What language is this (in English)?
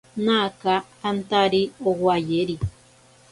Ashéninka Perené